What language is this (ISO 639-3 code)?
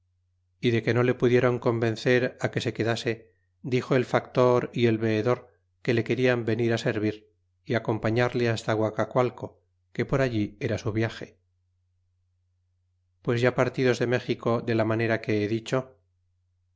spa